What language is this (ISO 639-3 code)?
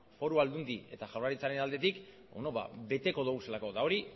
eus